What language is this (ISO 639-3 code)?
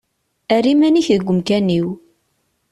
kab